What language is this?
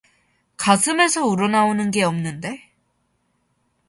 Korean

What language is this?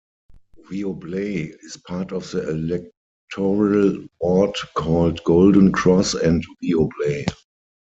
English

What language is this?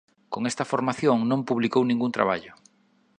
Galician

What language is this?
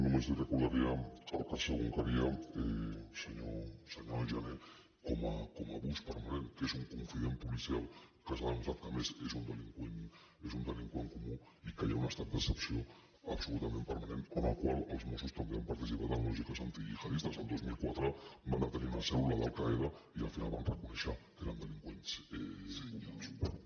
Catalan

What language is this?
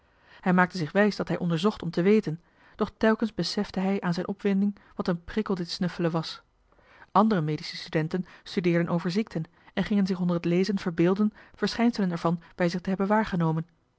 Dutch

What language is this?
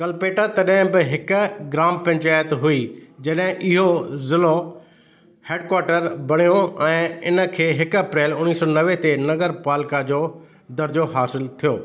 Sindhi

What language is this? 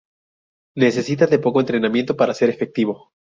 Spanish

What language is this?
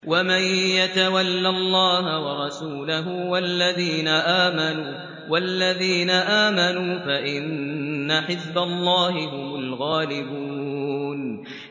Arabic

